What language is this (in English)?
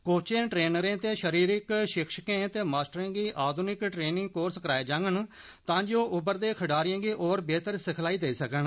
Dogri